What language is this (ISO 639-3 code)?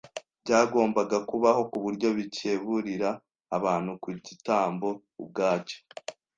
kin